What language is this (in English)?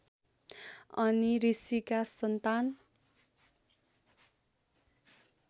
Nepali